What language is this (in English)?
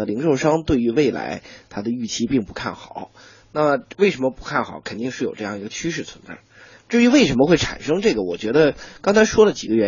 Chinese